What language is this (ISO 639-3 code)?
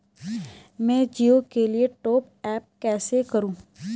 hin